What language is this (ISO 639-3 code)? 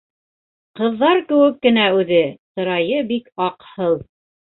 bak